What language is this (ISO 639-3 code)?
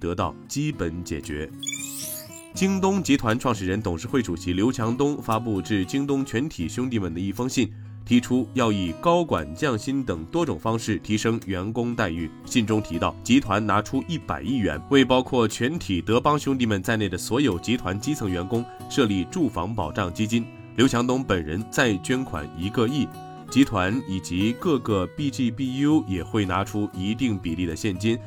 zho